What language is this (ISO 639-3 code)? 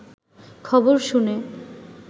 ben